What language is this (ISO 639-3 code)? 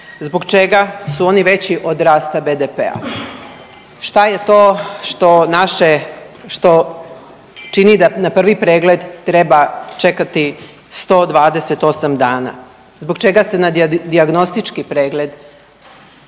hrv